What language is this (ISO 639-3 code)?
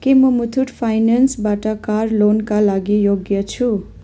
nep